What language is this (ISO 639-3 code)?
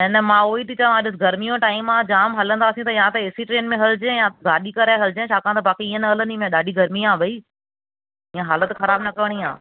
snd